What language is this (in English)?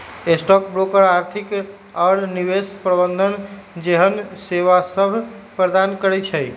Magahi